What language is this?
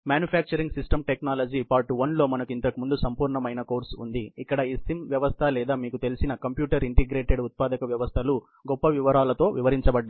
Telugu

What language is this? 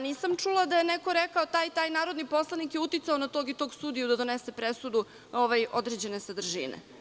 Serbian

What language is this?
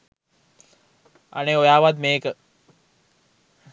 Sinhala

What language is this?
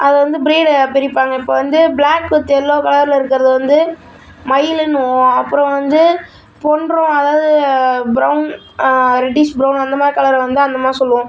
Tamil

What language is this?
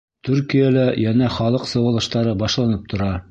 Bashkir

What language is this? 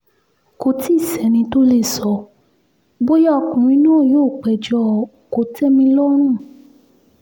Yoruba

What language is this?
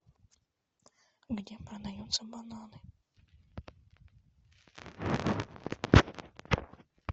Russian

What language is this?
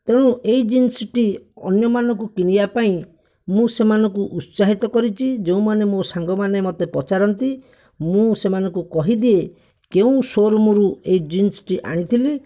Odia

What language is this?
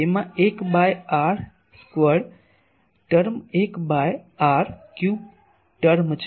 Gujarati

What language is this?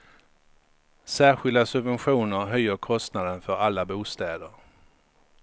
Swedish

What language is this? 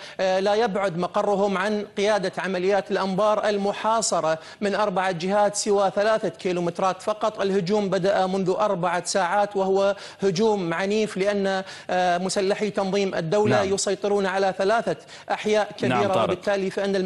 Arabic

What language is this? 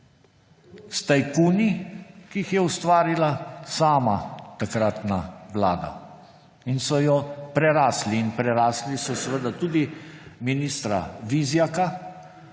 Slovenian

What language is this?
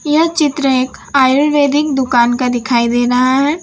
Hindi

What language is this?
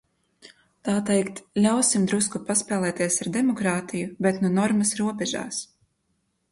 Latvian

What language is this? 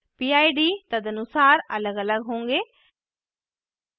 Hindi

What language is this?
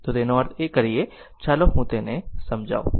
Gujarati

